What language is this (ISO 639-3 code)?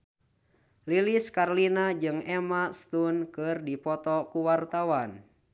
sun